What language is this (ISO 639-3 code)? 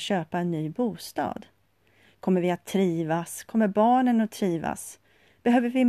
swe